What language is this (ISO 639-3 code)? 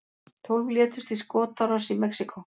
isl